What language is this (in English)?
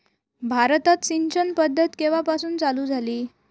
Marathi